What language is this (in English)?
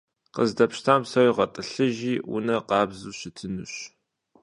Kabardian